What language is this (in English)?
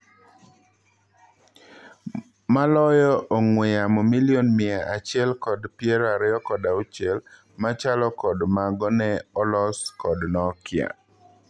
Luo (Kenya and Tanzania)